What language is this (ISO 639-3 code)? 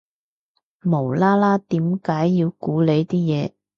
yue